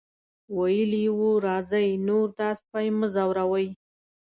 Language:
Pashto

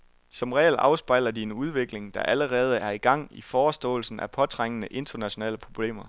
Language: Danish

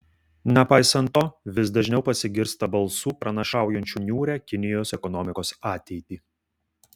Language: Lithuanian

